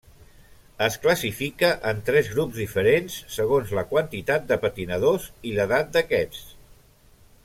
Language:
Catalan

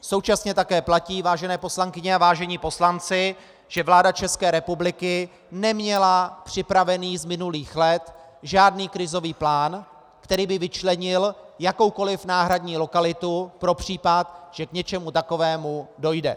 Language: Czech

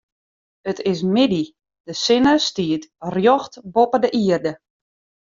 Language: Western Frisian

